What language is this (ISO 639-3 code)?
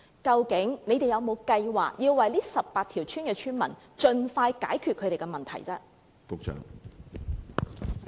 yue